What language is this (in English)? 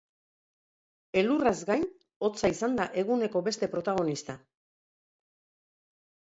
Basque